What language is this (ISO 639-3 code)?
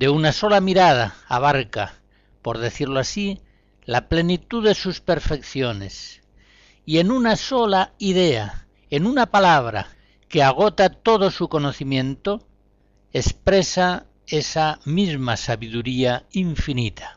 spa